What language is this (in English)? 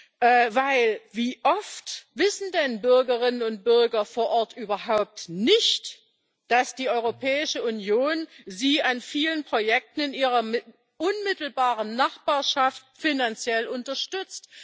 German